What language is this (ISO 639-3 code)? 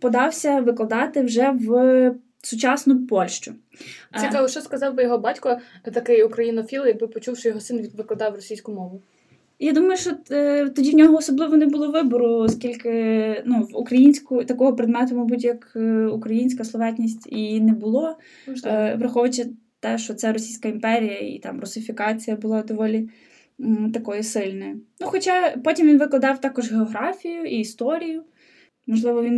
ukr